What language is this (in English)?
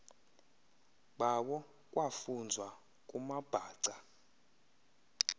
Xhosa